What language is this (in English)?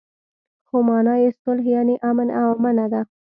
Pashto